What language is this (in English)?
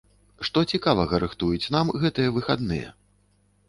Belarusian